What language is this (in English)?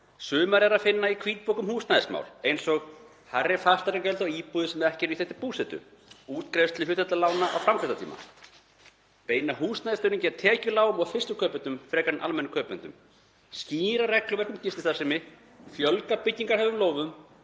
Icelandic